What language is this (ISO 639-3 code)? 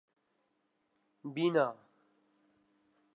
urd